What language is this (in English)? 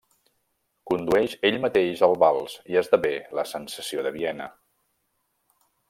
Catalan